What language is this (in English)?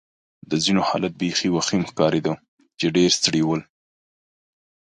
Pashto